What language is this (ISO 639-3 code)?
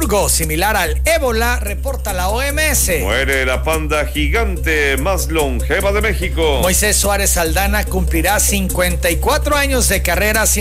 spa